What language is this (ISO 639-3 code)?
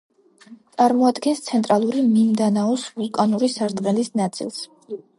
kat